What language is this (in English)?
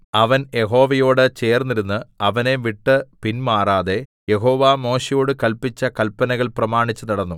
Malayalam